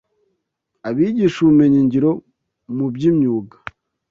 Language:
Kinyarwanda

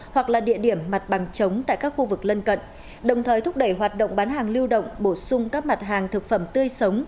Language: Vietnamese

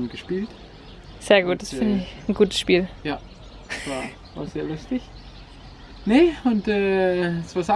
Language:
German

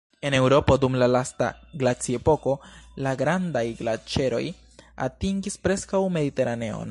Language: Esperanto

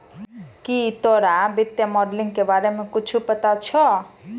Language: Maithili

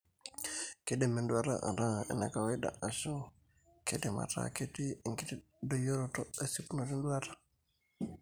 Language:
Masai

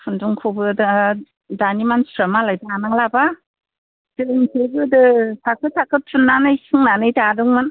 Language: Bodo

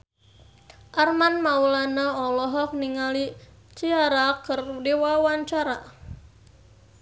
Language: Sundanese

